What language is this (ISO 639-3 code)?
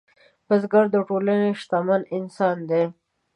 pus